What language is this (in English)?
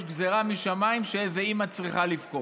Hebrew